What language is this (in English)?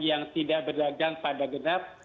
Indonesian